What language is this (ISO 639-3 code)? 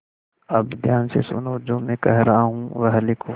hin